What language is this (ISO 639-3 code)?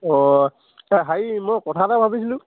asm